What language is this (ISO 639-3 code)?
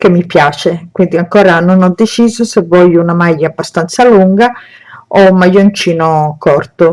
ita